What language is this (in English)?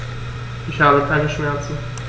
German